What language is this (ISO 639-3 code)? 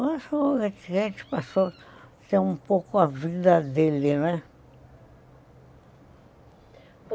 por